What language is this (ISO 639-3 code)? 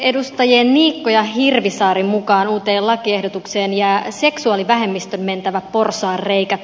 fin